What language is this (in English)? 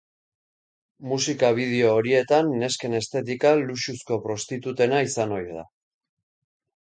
Basque